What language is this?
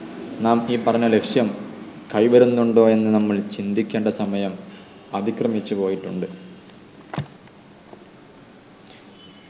Malayalam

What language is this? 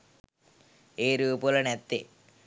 Sinhala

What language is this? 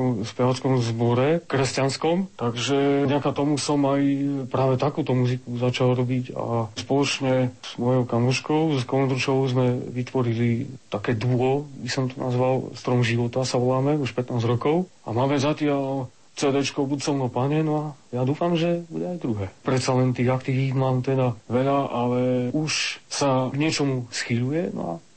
Slovak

